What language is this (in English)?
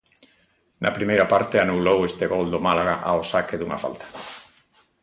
Galician